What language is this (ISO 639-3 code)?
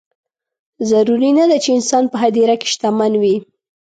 pus